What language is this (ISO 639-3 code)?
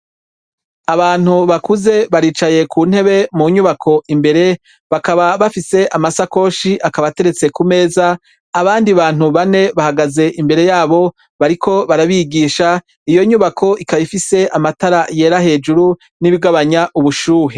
run